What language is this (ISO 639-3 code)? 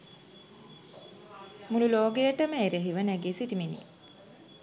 sin